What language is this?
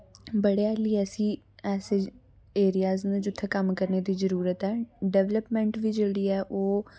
Dogri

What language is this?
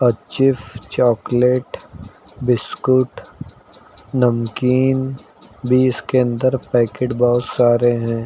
Hindi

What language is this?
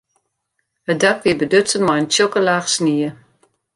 Western Frisian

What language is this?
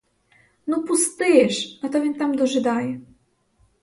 Ukrainian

